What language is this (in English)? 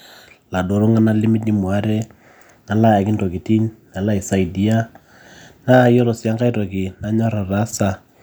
Masai